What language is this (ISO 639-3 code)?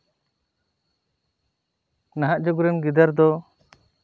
sat